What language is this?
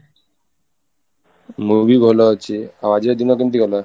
Odia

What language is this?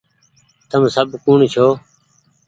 Goaria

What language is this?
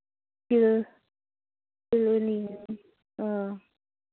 Manipuri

